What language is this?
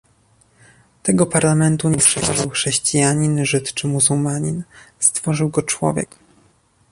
Polish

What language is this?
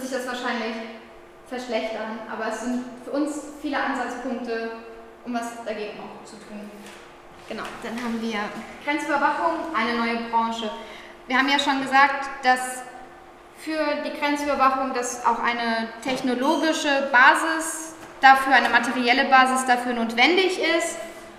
German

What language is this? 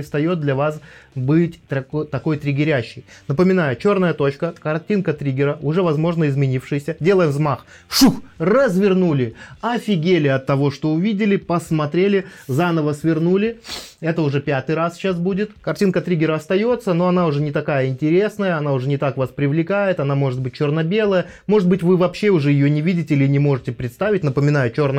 Russian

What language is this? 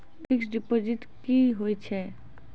Maithili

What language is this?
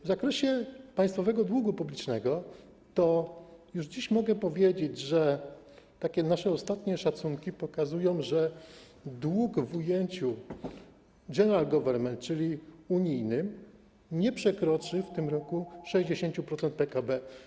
Polish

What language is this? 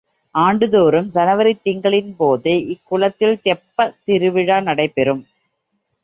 Tamil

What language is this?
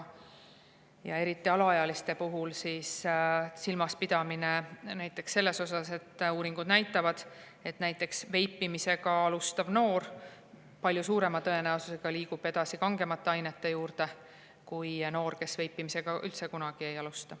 Estonian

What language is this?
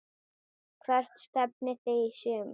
Icelandic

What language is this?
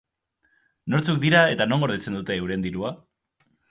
Basque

